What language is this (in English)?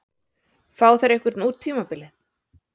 Icelandic